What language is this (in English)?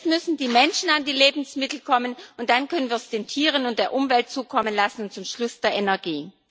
German